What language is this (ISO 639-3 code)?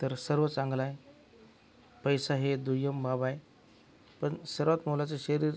mar